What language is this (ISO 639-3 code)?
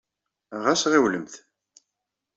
kab